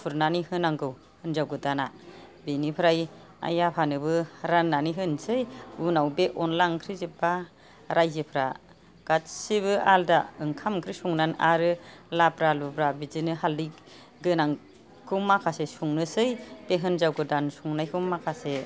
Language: Bodo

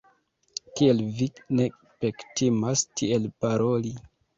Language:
Esperanto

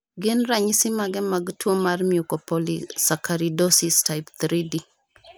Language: Luo (Kenya and Tanzania)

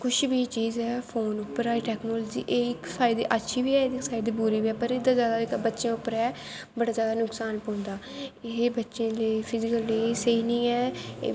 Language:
Dogri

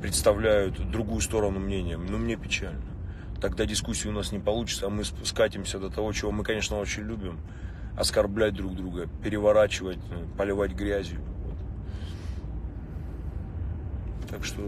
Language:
Russian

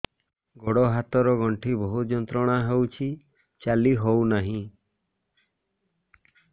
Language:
Odia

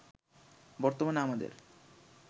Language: Bangla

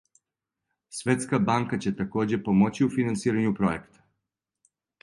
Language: Serbian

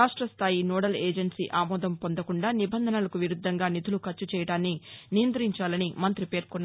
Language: Telugu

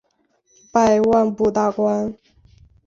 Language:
Chinese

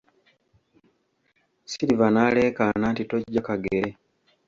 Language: Ganda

